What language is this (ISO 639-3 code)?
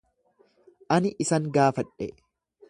orm